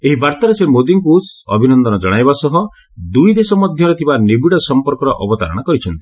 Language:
Odia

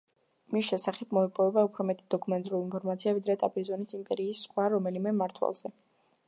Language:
Georgian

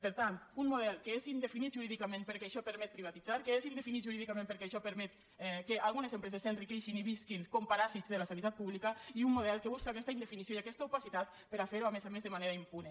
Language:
Catalan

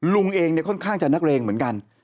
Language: Thai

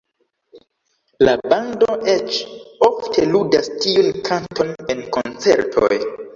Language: Esperanto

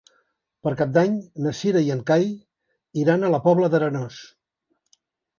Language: Catalan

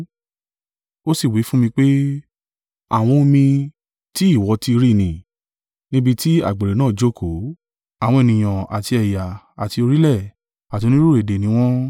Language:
Yoruba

